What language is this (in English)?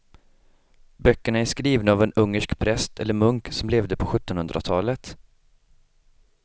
Swedish